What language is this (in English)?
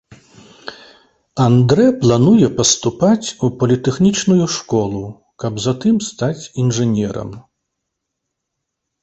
Belarusian